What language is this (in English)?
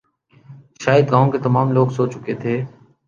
Urdu